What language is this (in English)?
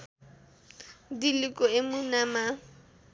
Nepali